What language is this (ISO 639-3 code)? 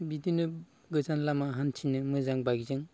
brx